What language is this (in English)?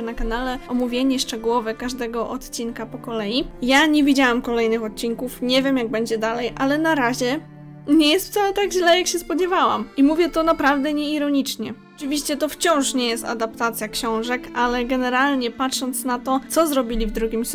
Polish